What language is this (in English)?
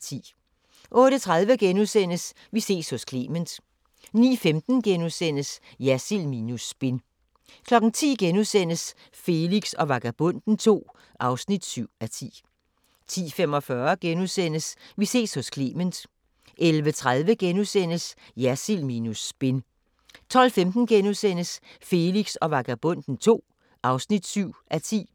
Danish